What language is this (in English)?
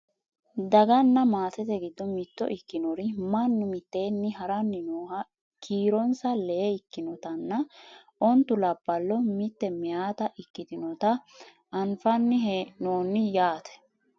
Sidamo